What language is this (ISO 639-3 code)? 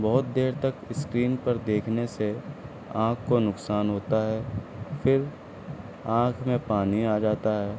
urd